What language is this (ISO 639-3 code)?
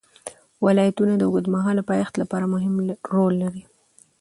pus